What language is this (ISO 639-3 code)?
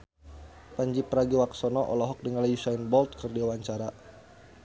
sun